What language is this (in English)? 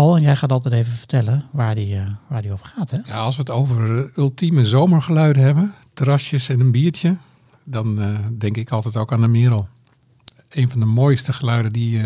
Dutch